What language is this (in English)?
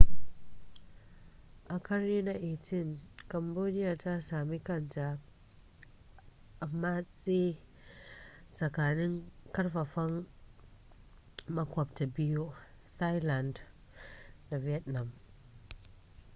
Hausa